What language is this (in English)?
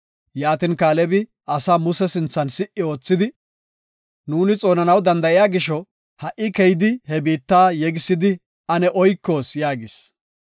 Gofa